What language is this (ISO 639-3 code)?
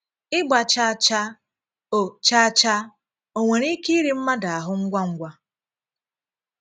ibo